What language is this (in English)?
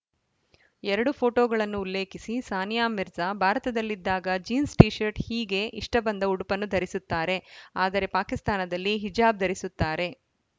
Kannada